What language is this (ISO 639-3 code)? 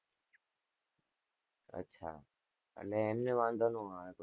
guj